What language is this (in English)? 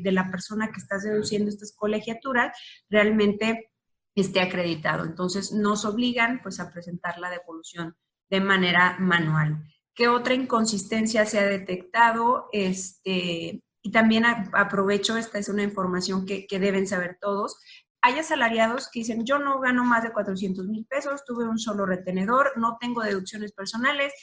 Spanish